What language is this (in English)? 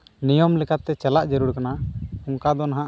Santali